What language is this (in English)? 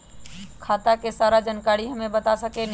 Magahi